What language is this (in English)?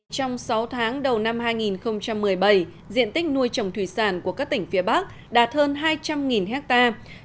Vietnamese